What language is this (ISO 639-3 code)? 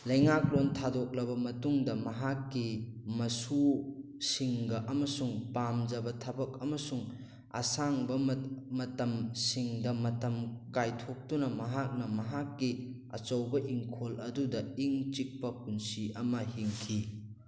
mni